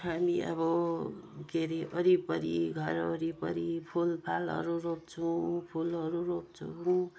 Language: Nepali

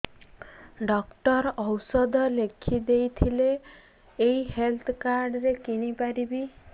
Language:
Odia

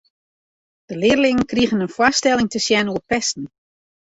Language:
Western Frisian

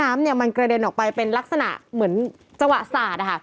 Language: Thai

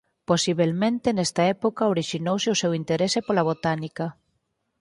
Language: Galician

